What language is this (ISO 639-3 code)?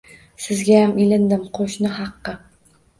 uzb